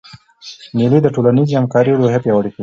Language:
Pashto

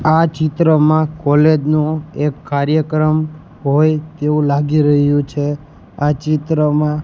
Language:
Gujarati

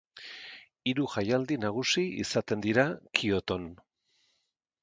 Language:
Basque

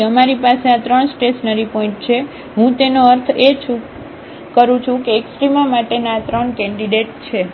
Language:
Gujarati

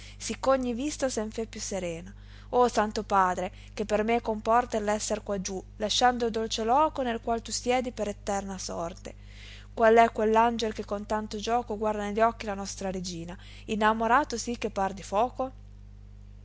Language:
Italian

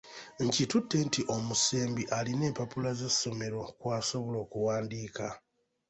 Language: Ganda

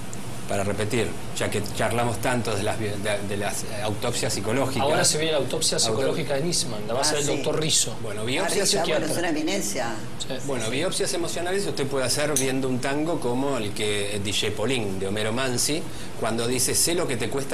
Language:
Spanish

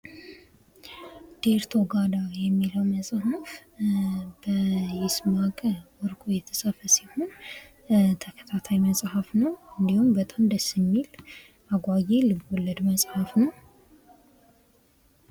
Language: Amharic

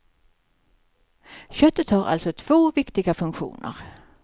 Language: Swedish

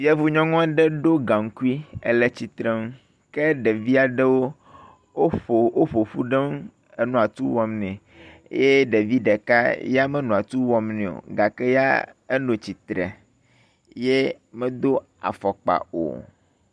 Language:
Ewe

